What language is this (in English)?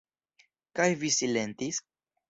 Esperanto